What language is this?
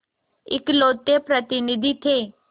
Hindi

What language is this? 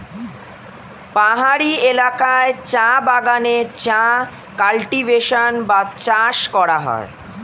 Bangla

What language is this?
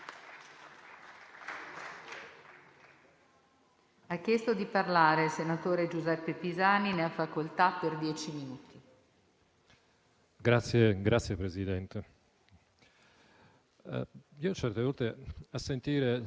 Italian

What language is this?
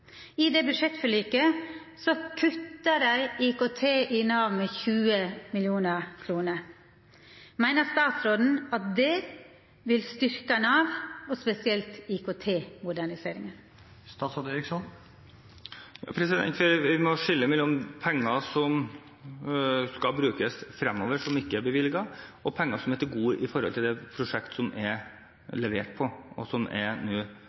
Norwegian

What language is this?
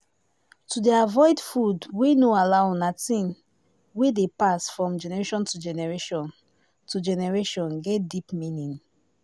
Nigerian Pidgin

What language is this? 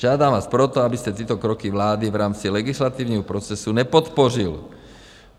Czech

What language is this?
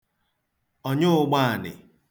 Igbo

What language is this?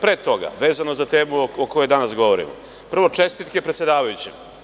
Serbian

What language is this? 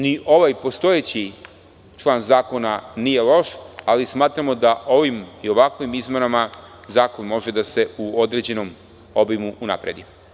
Serbian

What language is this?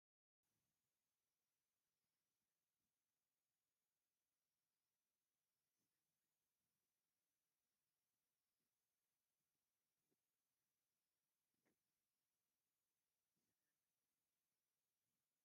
Tigrinya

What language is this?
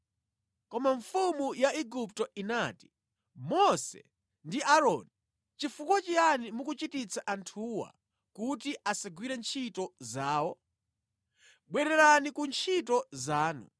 Nyanja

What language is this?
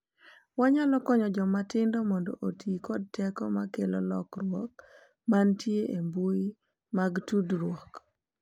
Luo (Kenya and Tanzania)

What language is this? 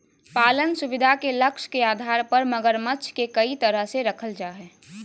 Magahi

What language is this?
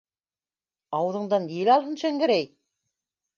Bashkir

